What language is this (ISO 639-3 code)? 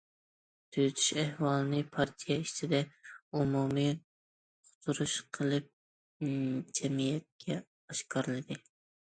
uig